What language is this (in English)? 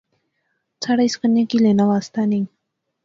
Pahari-Potwari